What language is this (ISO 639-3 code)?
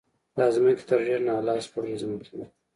pus